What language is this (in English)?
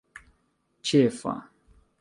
Esperanto